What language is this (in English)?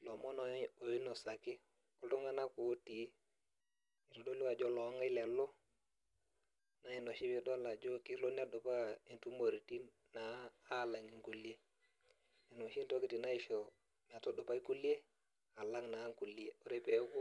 Masai